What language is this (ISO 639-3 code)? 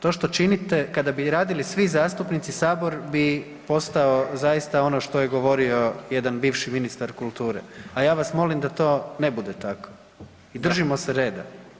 hrv